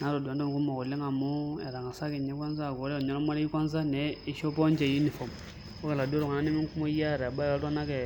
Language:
Masai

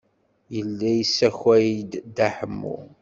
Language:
Kabyle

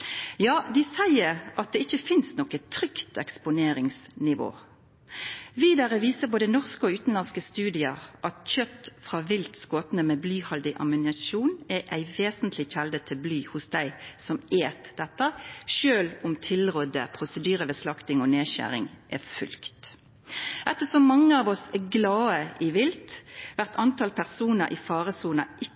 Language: Norwegian Nynorsk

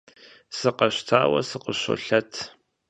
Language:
Kabardian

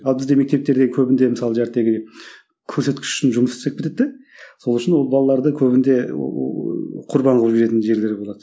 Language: Kazakh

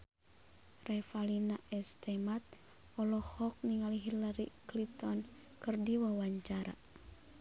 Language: Sundanese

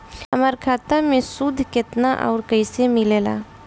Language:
Bhojpuri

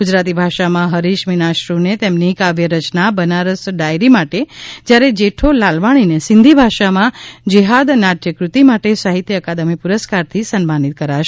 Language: Gujarati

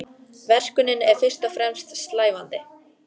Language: Icelandic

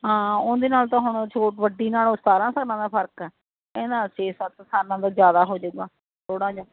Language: Punjabi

